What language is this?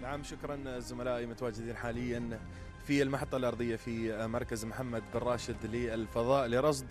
Arabic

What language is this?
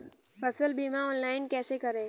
Hindi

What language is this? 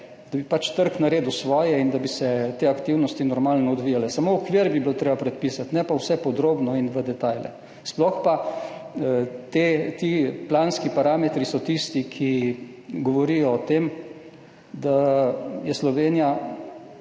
Slovenian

